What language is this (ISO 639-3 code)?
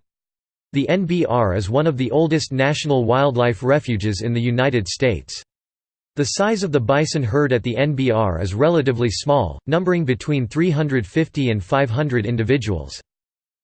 eng